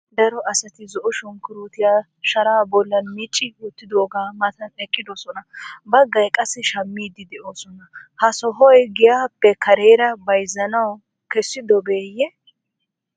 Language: Wolaytta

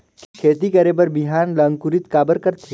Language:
Chhattisgarhi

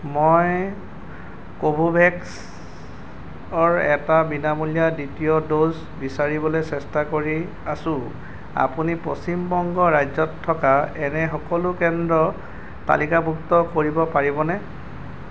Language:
Assamese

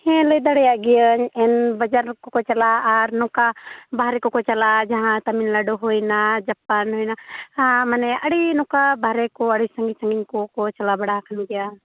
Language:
Santali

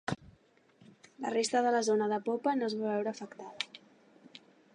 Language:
Catalan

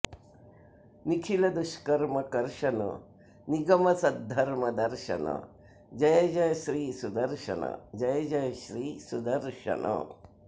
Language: Sanskrit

